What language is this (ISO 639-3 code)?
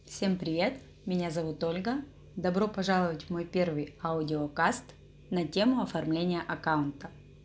rus